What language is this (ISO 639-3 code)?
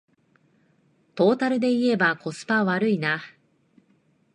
jpn